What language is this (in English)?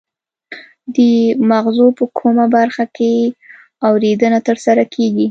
Pashto